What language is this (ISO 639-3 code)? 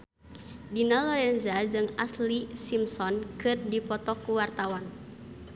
sun